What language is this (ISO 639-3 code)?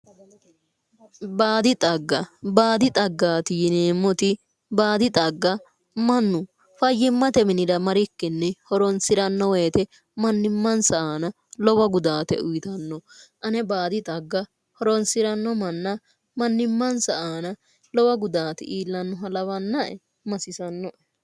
sid